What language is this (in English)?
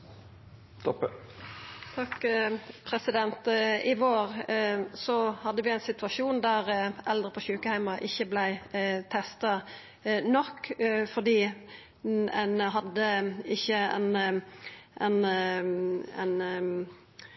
Norwegian Nynorsk